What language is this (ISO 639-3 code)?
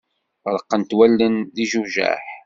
kab